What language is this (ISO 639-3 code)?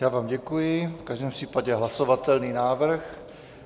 ces